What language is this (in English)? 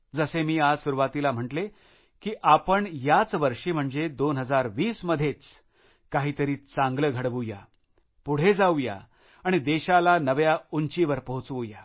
Marathi